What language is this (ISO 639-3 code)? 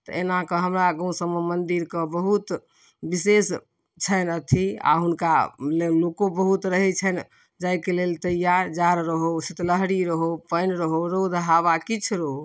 mai